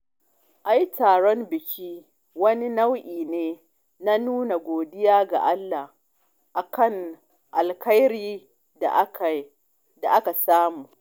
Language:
Hausa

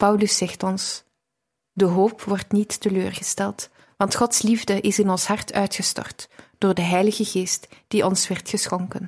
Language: Dutch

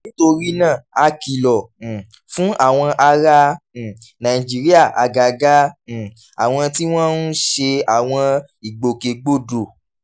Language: Yoruba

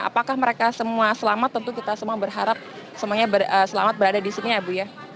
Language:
Indonesian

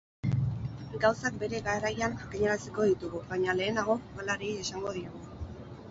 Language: Basque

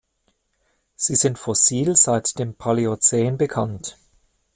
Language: German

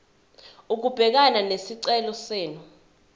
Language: Zulu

